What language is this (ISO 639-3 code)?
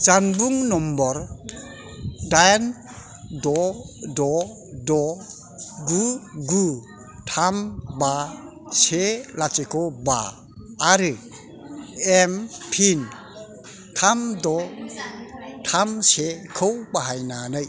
brx